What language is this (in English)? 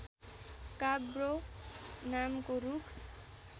Nepali